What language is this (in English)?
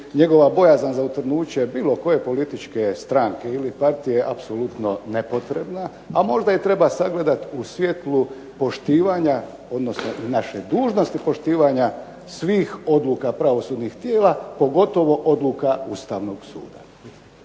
Croatian